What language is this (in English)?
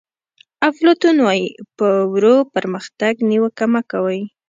Pashto